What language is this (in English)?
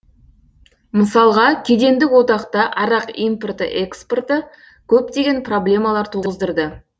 Kazakh